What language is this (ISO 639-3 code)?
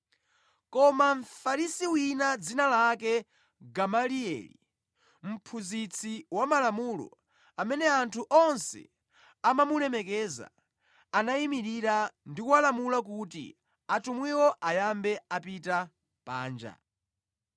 nya